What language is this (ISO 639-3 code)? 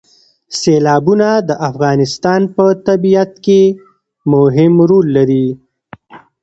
pus